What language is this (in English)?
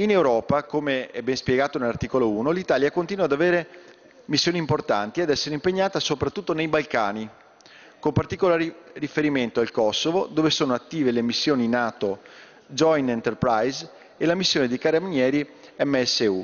Italian